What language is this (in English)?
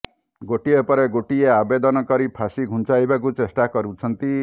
Odia